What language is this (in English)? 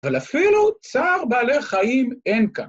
Hebrew